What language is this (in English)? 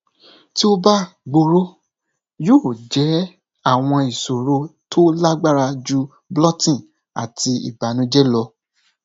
Yoruba